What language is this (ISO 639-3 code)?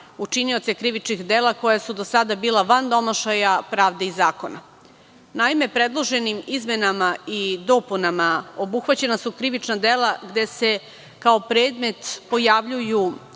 srp